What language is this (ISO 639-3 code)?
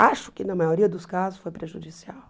por